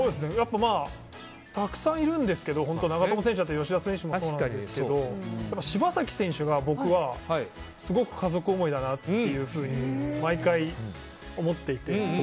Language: Japanese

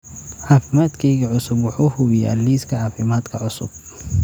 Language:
Somali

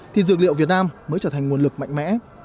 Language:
Vietnamese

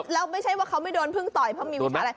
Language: Thai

